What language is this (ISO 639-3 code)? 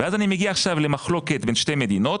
heb